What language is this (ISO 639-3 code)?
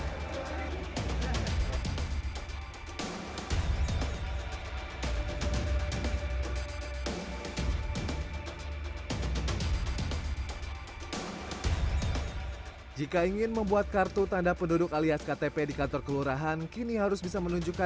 ind